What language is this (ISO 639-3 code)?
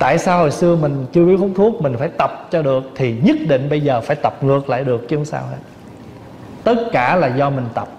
vie